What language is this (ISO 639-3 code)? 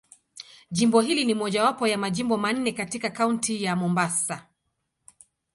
swa